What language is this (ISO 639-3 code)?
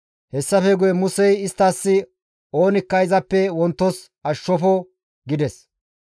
gmv